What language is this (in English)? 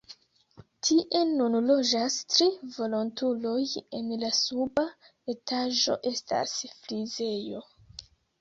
Esperanto